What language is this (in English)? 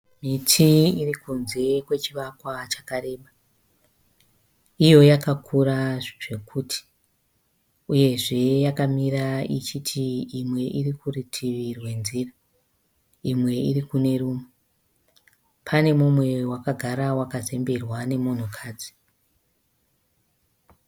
Shona